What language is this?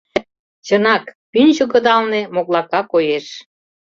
Mari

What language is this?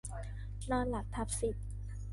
Thai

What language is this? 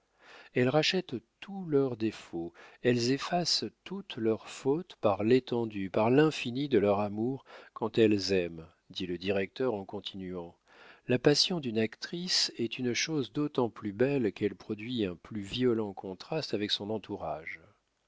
French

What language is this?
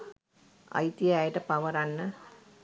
Sinhala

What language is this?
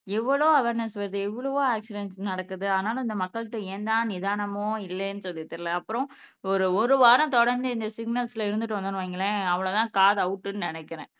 Tamil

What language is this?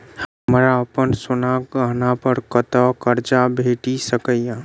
Maithili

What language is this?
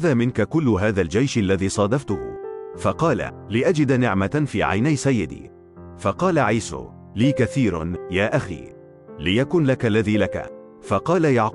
Arabic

